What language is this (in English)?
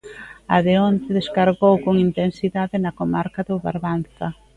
Galician